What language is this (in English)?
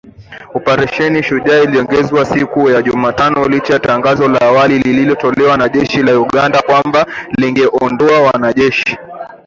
Swahili